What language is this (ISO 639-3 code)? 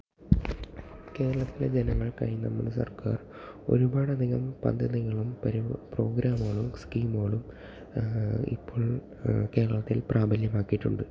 mal